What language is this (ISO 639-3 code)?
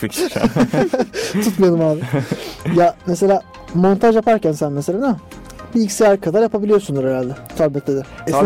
tur